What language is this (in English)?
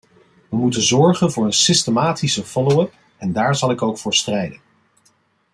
Dutch